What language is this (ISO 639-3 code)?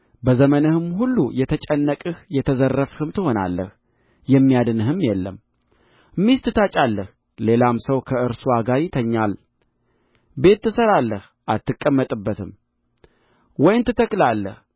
amh